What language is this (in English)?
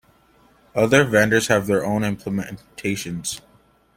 English